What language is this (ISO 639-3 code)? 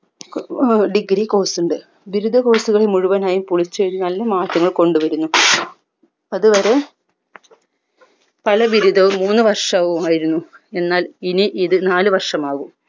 mal